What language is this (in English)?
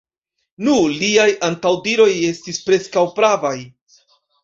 Esperanto